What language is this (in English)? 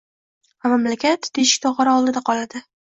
Uzbek